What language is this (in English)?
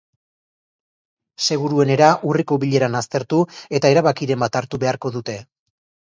Basque